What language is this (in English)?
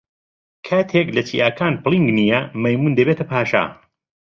Central Kurdish